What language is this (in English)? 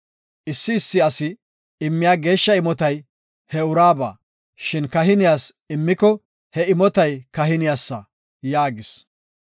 Gofa